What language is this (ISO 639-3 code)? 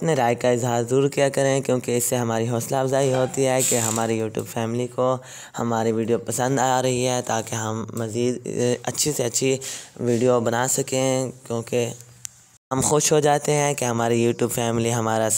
hin